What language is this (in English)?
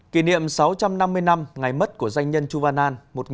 Vietnamese